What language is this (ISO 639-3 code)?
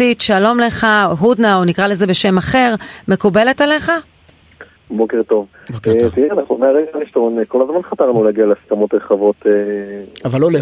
heb